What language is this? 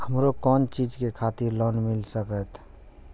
Maithili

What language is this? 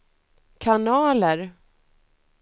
Swedish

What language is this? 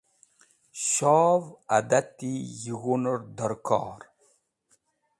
Wakhi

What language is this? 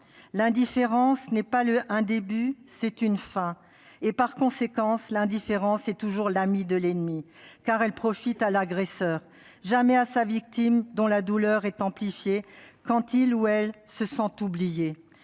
French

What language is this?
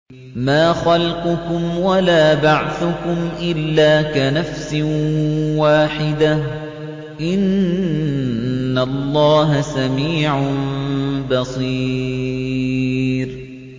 Arabic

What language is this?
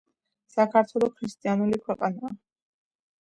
Georgian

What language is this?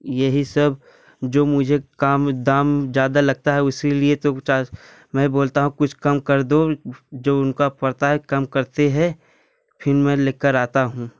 Hindi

